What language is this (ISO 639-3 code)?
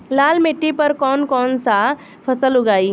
bho